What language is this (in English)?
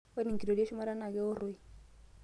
Masai